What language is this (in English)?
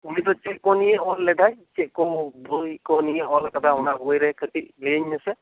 Santali